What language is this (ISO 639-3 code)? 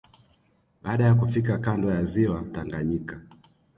swa